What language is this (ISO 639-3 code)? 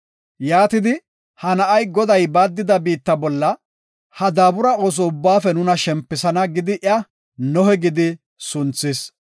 gof